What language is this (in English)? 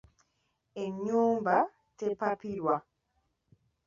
Ganda